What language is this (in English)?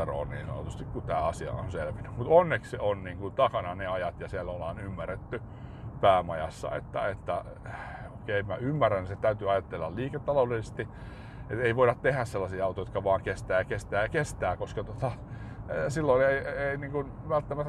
Finnish